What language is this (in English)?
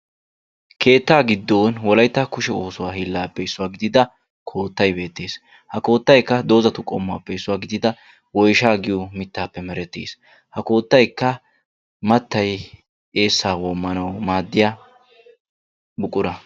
Wolaytta